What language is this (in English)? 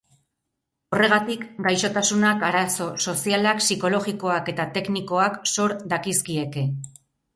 Basque